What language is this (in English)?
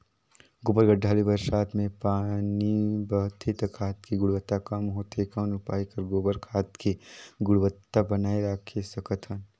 Chhattisgarhi